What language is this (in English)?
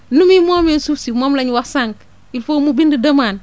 Wolof